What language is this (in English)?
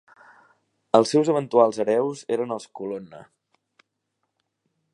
Catalan